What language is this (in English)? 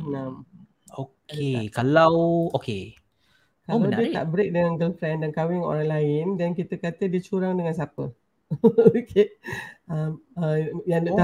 Malay